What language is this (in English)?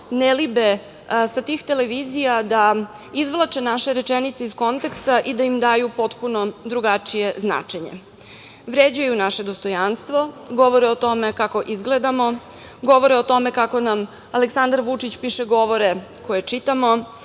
Serbian